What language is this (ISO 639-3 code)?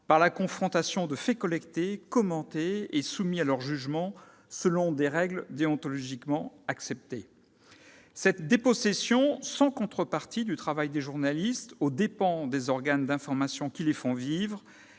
fra